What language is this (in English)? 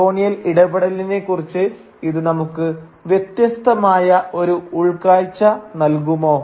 Malayalam